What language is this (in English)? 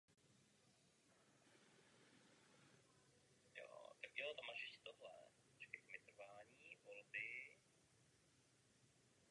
Czech